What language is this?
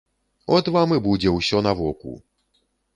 Belarusian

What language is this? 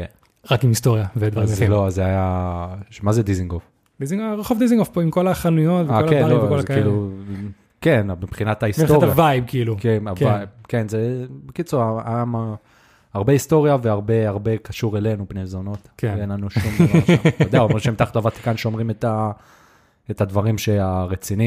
Hebrew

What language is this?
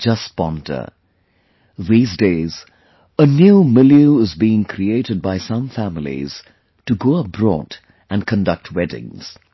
English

